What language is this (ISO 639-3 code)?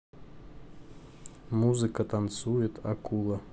rus